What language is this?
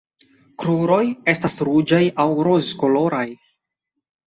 Esperanto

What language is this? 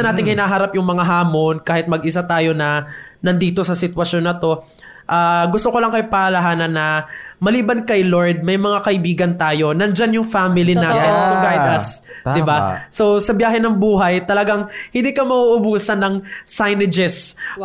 Filipino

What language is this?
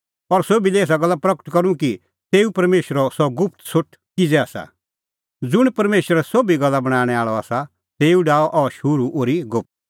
Kullu Pahari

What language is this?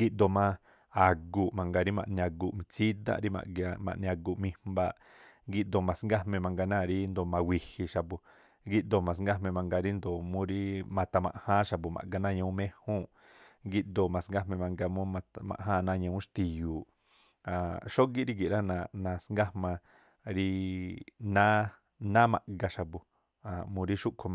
Tlacoapa Me'phaa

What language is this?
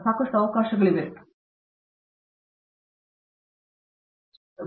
Kannada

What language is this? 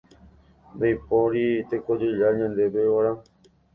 Guarani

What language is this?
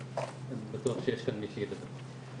Hebrew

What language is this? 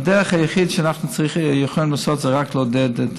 Hebrew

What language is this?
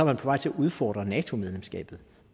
Danish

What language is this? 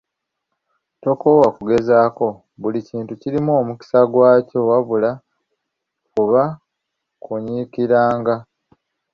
Ganda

